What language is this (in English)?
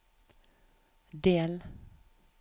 Norwegian